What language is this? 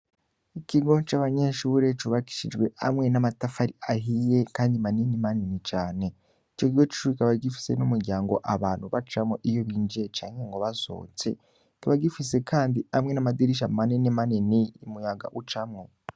Rundi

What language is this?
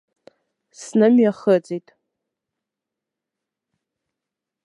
Abkhazian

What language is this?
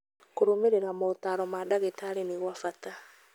Kikuyu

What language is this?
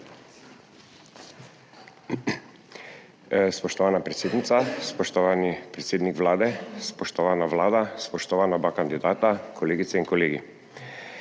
Slovenian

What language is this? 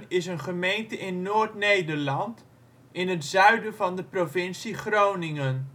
Dutch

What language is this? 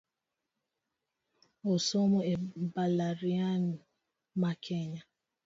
Luo (Kenya and Tanzania)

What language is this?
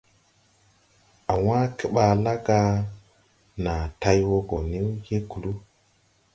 Tupuri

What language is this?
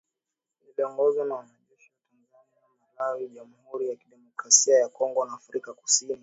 Swahili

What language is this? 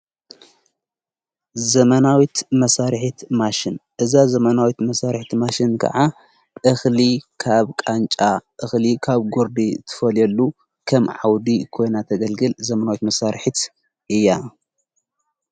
Tigrinya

